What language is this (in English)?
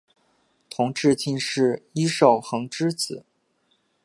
Chinese